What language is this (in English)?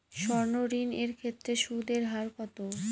Bangla